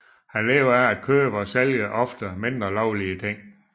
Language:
Danish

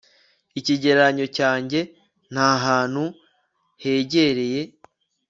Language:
Kinyarwanda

